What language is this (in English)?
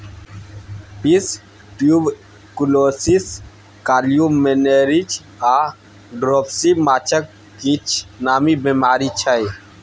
Maithili